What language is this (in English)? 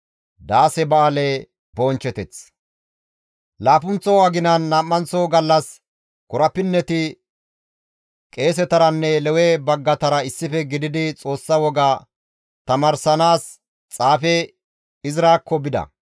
Gamo